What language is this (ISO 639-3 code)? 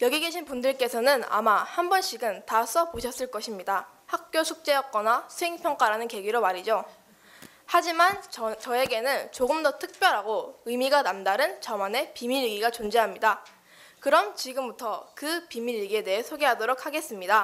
kor